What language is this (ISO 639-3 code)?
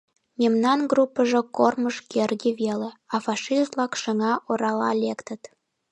chm